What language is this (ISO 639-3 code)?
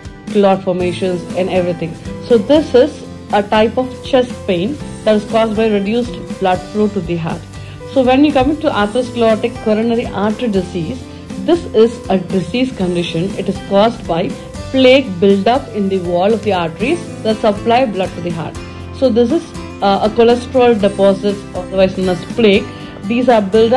eng